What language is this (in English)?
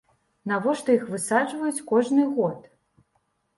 Belarusian